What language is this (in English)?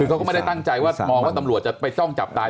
Thai